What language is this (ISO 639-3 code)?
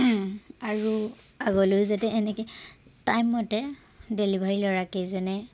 asm